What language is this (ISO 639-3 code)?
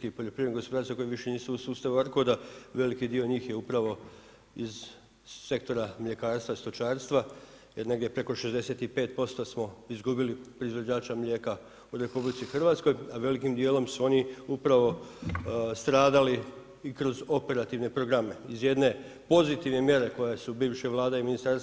hrv